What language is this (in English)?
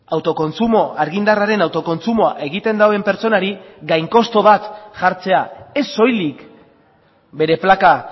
Basque